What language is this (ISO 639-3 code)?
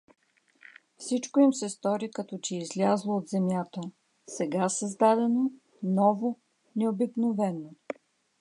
bul